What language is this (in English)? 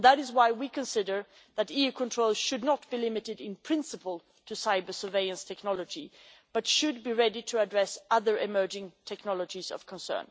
English